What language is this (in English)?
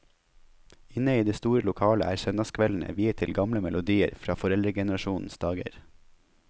Norwegian